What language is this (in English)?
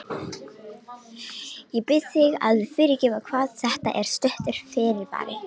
Icelandic